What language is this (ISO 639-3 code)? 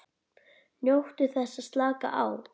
isl